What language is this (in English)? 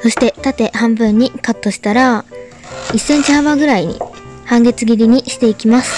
Japanese